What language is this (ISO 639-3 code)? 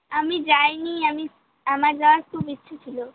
ben